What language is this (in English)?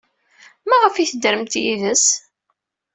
Kabyle